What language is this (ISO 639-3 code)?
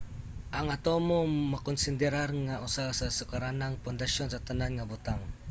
ceb